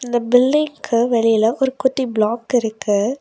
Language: Tamil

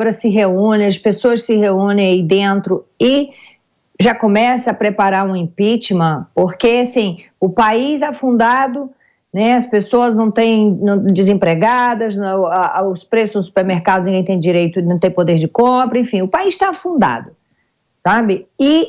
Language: Portuguese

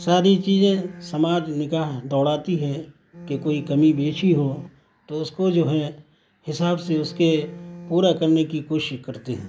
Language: Urdu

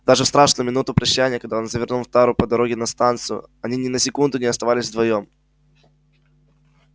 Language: Russian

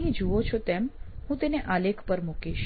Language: Gujarati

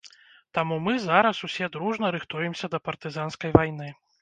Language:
Belarusian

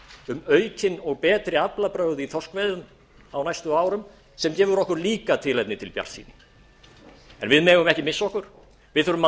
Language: Icelandic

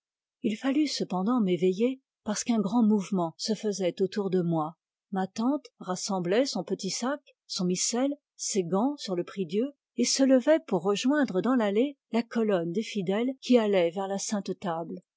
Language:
French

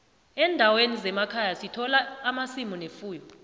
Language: South Ndebele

